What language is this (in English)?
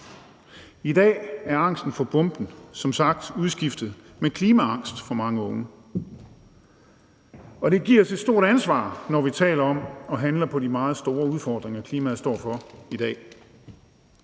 Danish